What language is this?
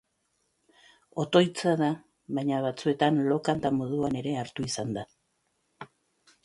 Basque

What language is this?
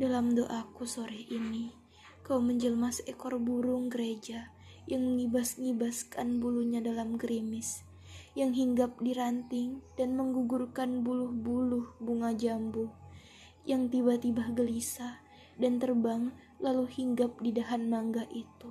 Malay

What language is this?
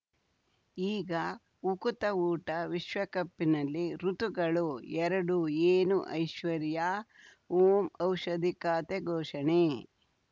Kannada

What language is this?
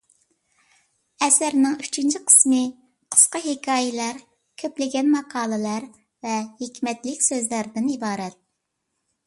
Uyghur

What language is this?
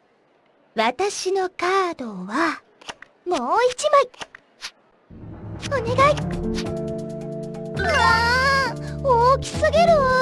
Japanese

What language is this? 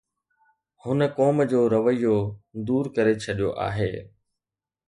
Sindhi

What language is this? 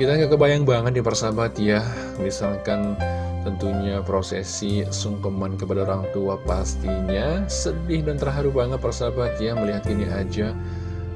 Indonesian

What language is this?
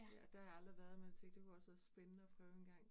Danish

